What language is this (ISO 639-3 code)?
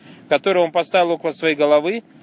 rus